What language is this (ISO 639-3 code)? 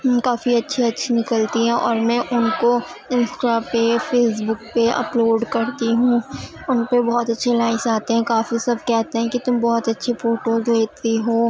urd